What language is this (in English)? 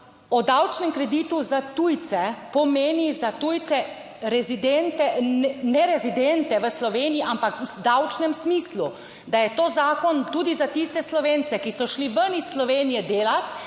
Slovenian